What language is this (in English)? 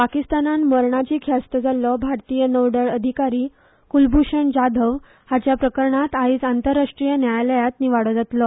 Konkani